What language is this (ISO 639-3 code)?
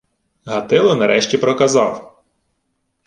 ukr